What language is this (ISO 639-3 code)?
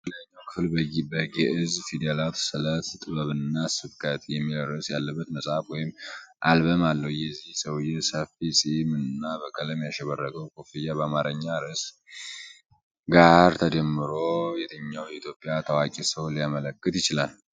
amh